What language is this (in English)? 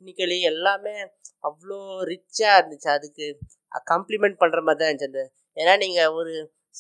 Tamil